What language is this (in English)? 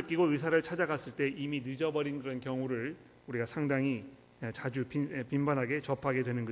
Korean